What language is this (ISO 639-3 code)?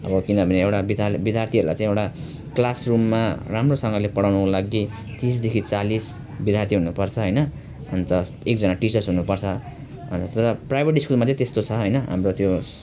nep